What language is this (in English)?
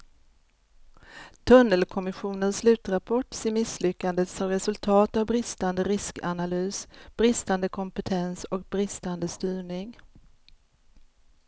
Swedish